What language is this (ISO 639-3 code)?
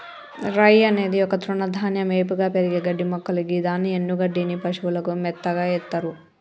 tel